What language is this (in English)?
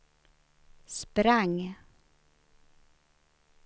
Swedish